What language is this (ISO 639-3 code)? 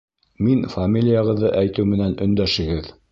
bak